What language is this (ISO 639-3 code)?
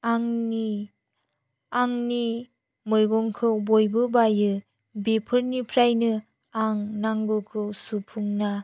brx